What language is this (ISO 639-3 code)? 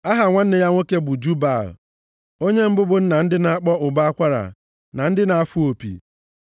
ibo